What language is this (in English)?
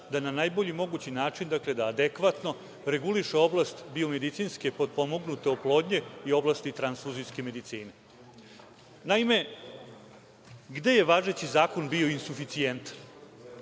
Serbian